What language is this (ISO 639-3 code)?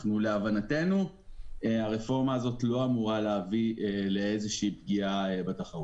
heb